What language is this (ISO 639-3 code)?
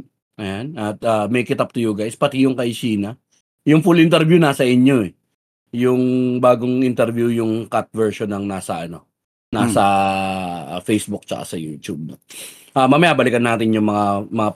fil